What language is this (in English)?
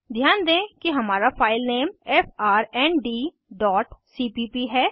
Hindi